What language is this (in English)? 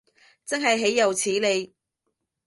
Cantonese